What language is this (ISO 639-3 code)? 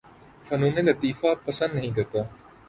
urd